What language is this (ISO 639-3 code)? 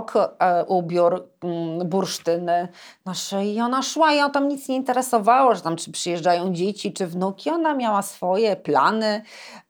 pol